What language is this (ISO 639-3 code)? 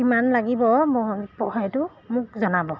asm